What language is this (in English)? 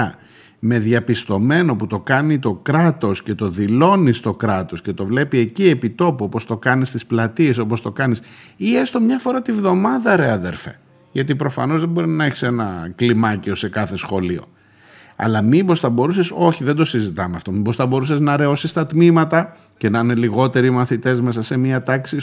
Greek